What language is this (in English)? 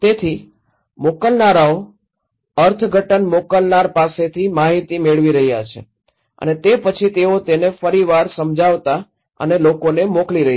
Gujarati